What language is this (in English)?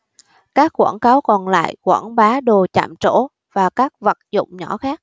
Vietnamese